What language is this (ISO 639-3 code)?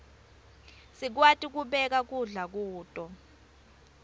ssw